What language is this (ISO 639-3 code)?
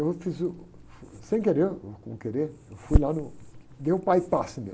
por